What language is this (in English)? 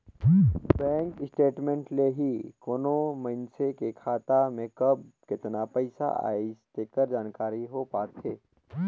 Chhattisgarhi